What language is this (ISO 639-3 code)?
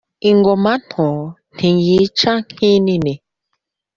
kin